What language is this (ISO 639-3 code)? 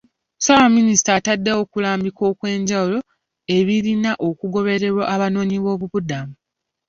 lug